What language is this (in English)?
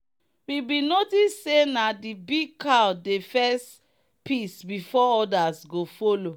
Nigerian Pidgin